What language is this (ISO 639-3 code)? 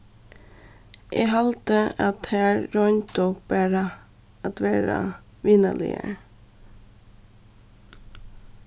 fao